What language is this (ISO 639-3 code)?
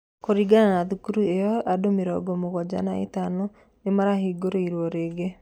kik